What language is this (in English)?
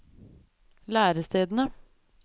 Norwegian